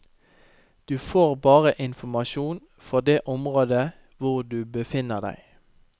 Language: Norwegian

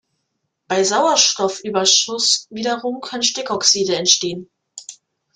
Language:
German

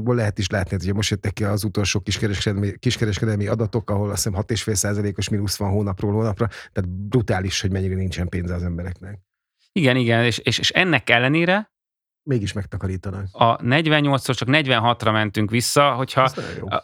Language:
Hungarian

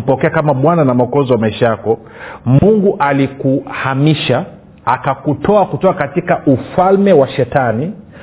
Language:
Swahili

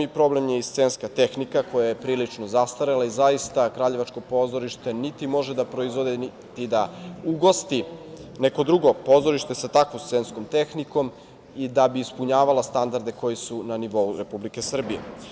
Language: Serbian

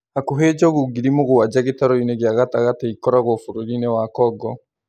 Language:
Kikuyu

